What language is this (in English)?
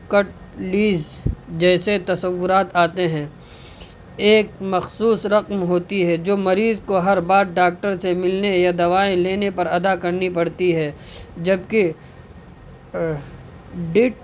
Urdu